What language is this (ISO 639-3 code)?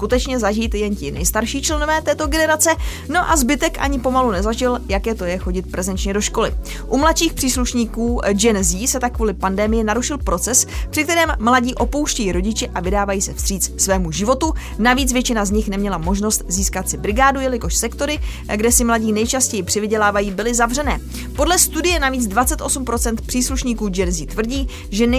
ces